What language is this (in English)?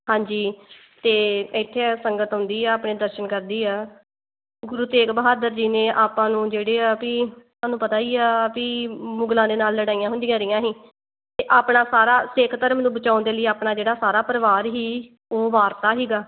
Punjabi